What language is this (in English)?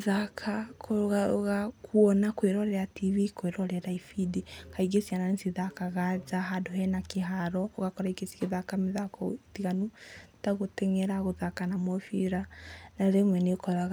Kikuyu